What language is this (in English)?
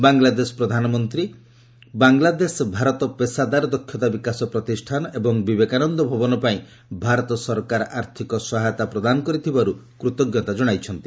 Odia